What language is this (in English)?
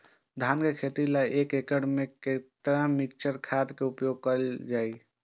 Maithili